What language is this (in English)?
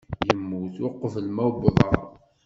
Kabyle